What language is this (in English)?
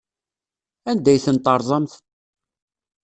Kabyle